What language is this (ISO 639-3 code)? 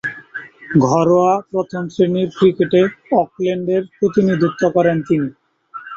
ben